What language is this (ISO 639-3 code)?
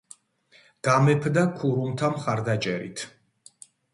kat